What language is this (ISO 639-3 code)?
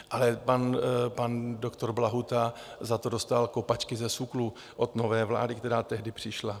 ces